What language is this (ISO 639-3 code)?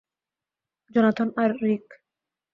ben